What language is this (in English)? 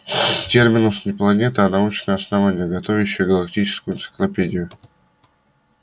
Russian